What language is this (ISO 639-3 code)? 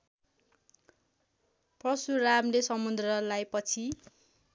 nep